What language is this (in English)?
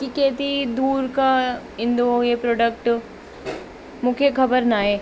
Sindhi